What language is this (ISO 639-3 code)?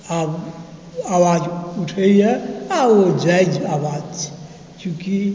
mai